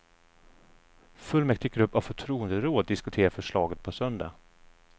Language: Swedish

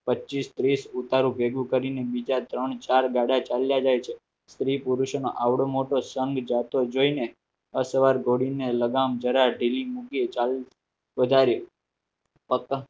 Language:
Gujarati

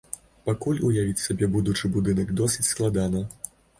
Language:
Belarusian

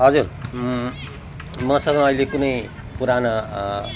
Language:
Nepali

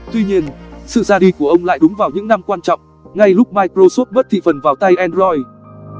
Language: Vietnamese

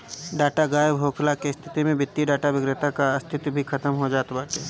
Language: Bhojpuri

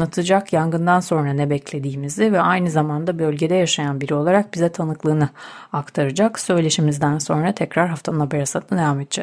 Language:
Turkish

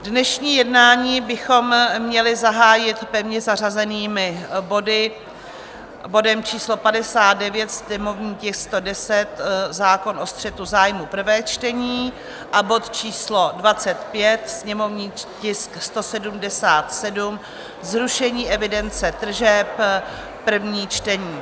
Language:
Czech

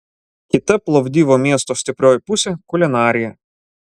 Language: Lithuanian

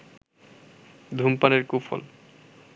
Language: Bangla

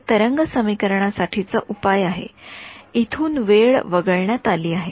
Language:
Marathi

